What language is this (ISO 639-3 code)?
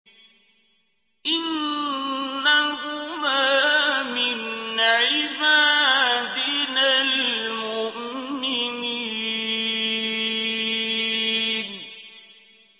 ara